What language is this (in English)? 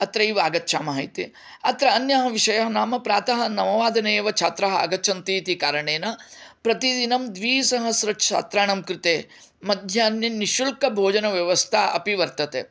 Sanskrit